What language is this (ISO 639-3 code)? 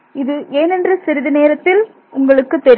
tam